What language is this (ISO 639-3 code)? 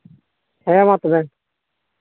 sat